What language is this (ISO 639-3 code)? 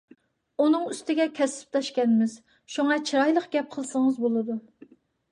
uig